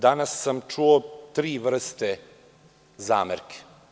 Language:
Serbian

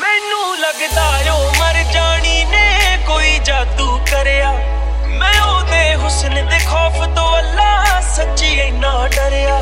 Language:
Hindi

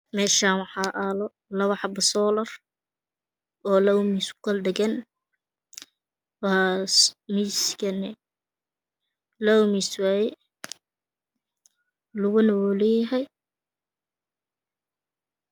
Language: Somali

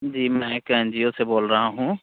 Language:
Hindi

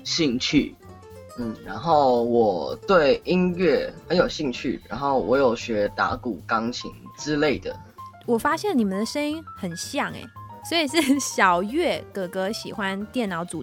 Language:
Chinese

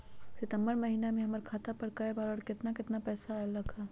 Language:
Magahi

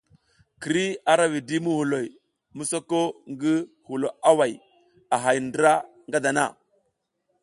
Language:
South Giziga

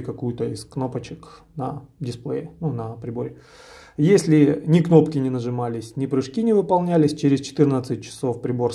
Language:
Russian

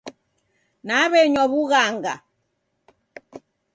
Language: Taita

